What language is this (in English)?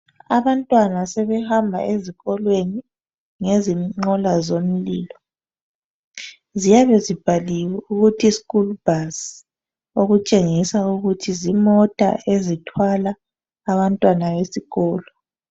North Ndebele